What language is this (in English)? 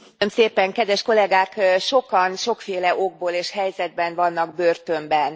Hungarian